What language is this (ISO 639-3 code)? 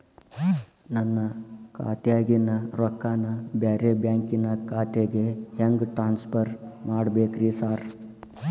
kan